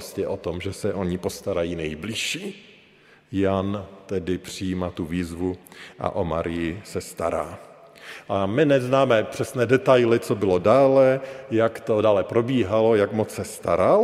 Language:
Czech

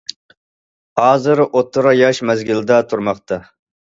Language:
Uyghur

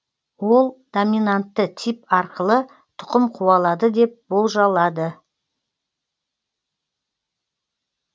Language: Kazakh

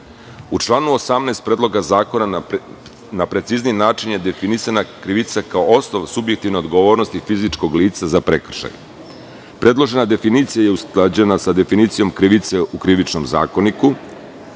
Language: Serbian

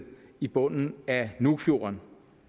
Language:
Danish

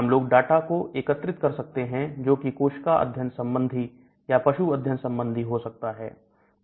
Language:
Hindi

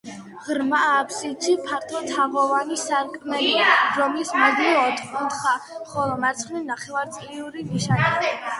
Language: Georgian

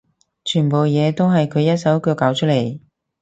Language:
Cantonese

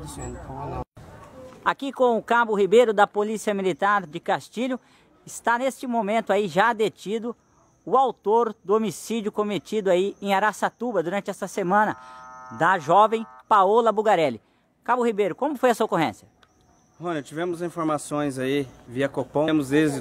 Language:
Portuguese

